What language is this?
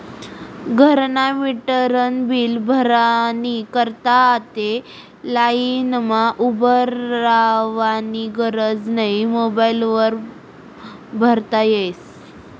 Marathi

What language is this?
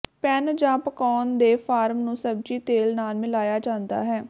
Punjabi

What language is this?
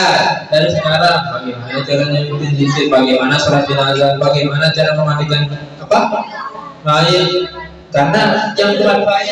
Indonesian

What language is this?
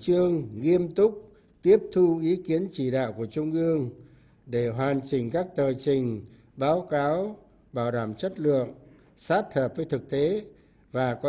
Vietnamese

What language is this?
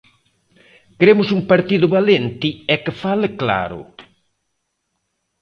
Galician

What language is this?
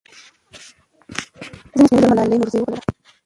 Pashto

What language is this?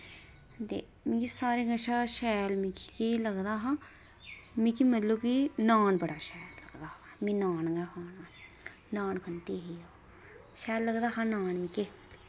Dogri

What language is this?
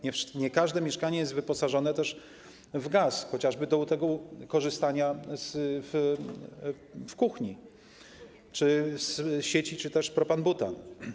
Polish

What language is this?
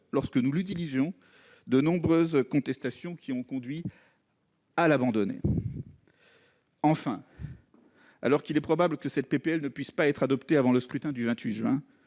French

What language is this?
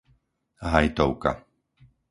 Slovak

